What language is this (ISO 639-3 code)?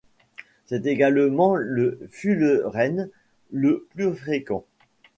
fra